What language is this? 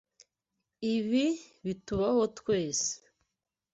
Kinyarwanda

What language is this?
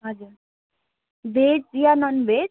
Nepali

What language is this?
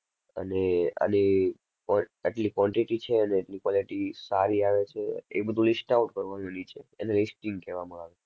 Gujarati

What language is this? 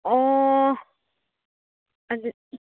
Manipuri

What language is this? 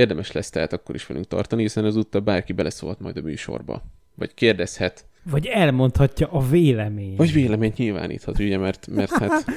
Hungarian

